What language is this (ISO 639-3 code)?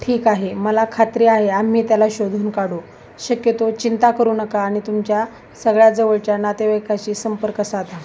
mar